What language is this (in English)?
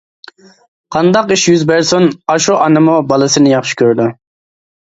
Uyghur